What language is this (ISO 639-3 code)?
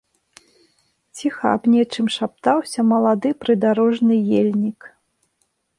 bel